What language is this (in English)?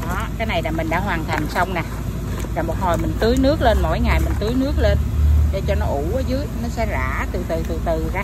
Vietnamese